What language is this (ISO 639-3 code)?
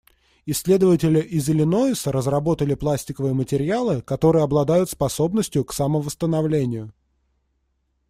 rus